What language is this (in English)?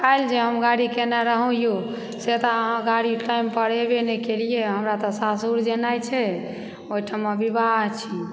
Maithili